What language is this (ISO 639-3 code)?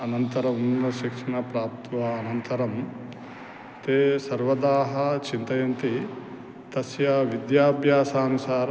san